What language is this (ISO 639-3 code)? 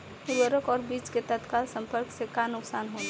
bho